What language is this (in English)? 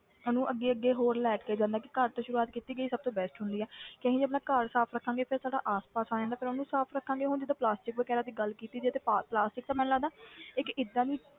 Punjabi